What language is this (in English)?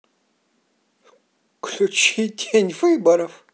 Russian